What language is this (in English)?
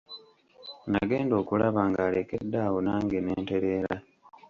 Ganda